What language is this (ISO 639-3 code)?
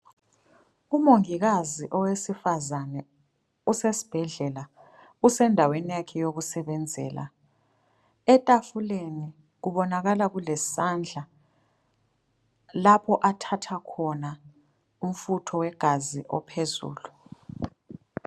nde